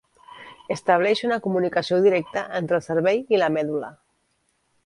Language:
Catalan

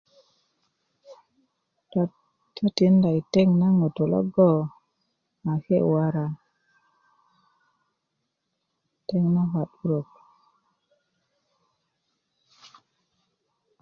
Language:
Kuku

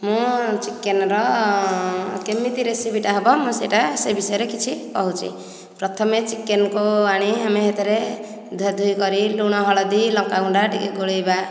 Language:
Odia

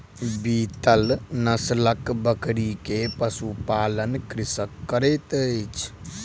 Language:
Maithili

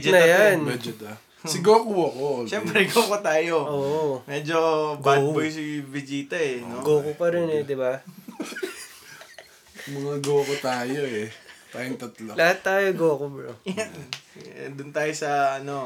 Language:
Filipino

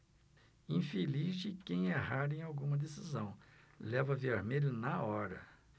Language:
Portuguese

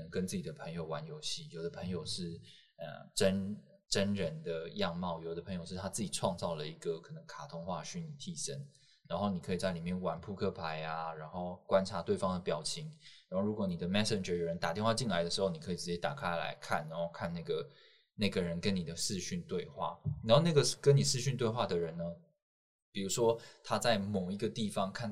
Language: Chinese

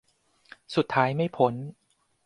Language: Thai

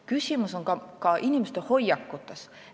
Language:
Estonian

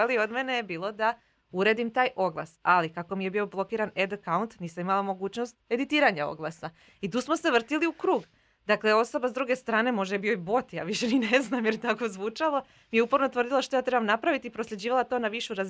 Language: Croatian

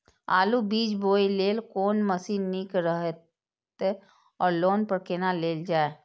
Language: Maithili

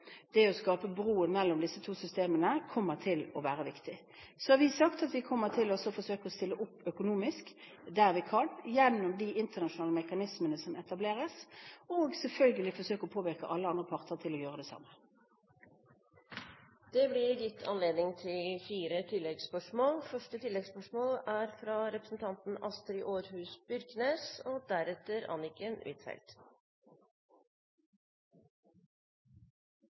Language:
Norwegian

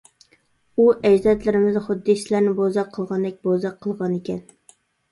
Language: Uyghur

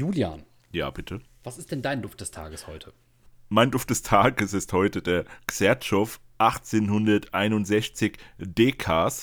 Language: German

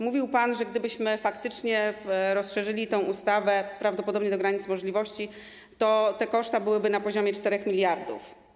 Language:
Polish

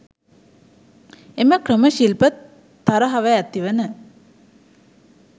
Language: Sinhala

